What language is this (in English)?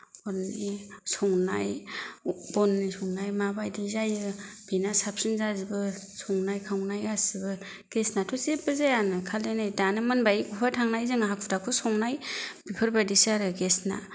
Bodo